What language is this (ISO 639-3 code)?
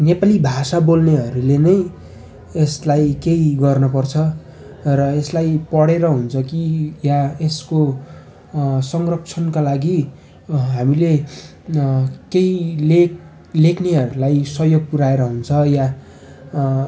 nep